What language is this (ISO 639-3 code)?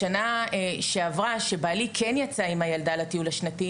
heb